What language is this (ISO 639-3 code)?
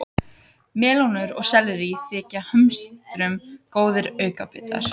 isl